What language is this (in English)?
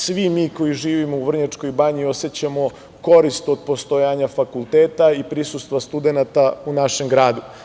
Serbian